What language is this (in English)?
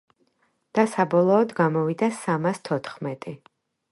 Georgian